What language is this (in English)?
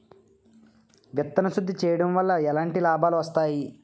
Telugu